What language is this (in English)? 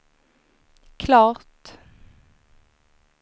Swedish